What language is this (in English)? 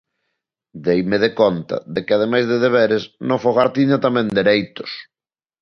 Galician